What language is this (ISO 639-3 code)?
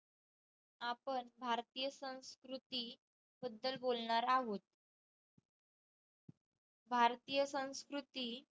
mar